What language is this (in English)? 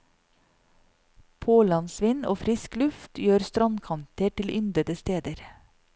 Norwegian